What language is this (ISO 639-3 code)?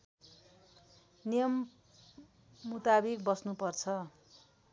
nep